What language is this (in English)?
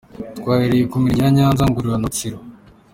Kinyarwanda